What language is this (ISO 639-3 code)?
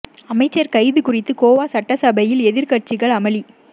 tam